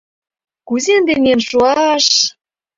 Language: Mari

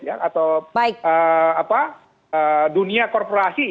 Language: Indonesian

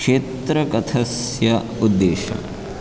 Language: Sanskrit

